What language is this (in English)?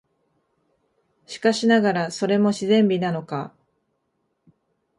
Japanese